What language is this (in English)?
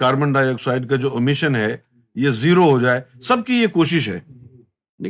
Urdu